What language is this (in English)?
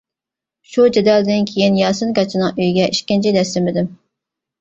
Uyghur